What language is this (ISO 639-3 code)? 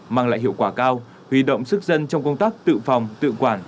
vie